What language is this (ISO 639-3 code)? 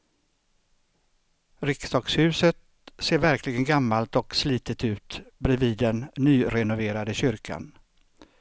swe